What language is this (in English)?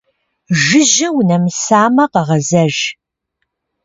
Kabardian